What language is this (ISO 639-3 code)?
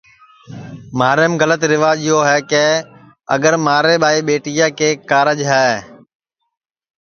ssi